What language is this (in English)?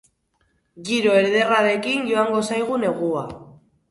Basque